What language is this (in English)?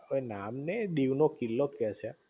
Gujarati